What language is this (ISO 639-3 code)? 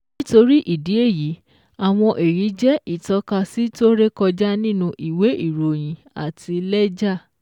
yor